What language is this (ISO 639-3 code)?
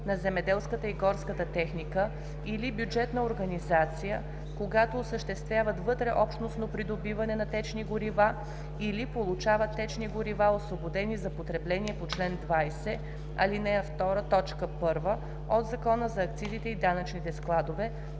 bul